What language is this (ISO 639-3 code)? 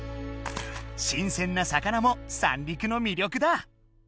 jpn